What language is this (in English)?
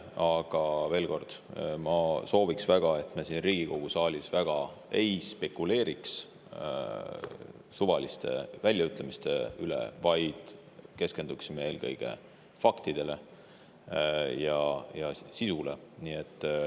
Estonian